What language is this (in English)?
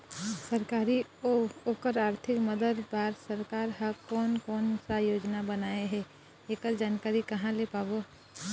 Chhattisgarhi